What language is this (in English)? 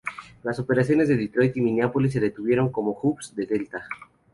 Spanish